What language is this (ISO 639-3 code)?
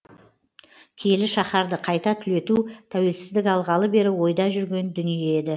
kaz